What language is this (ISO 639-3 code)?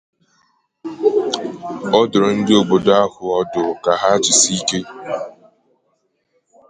ibo